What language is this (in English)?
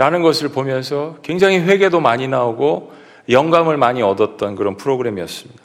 Korean